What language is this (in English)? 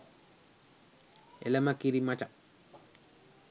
Sinhala